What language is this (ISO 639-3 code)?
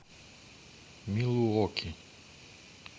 rus